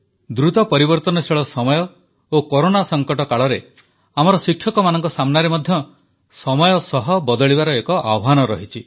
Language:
Odia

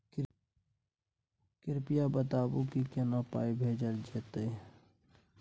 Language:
Maithili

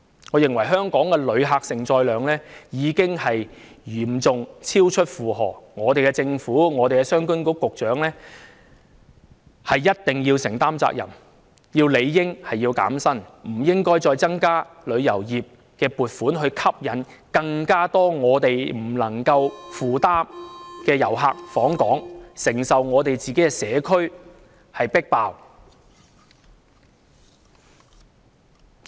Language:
Cantonese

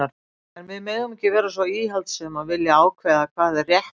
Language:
Icelandic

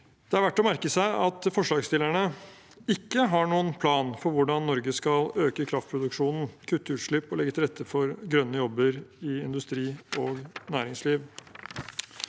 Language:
Norwegian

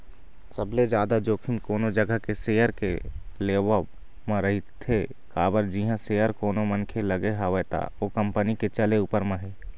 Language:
Chhattisgarhi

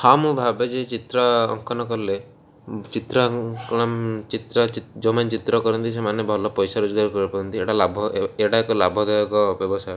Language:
Odia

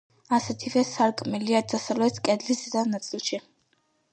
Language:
Georgian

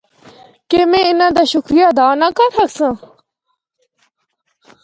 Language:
Northern Hindko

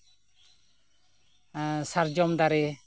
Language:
Santali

